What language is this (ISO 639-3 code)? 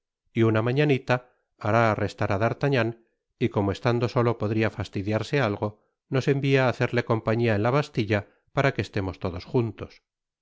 spa